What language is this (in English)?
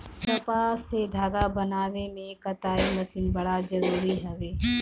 Bhojpuri